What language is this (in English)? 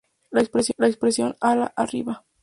Spanish